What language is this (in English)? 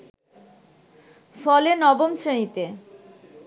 Bangla